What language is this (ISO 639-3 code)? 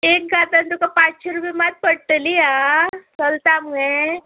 kok